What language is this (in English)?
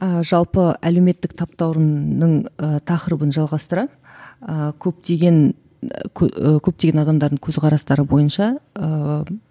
Kazakh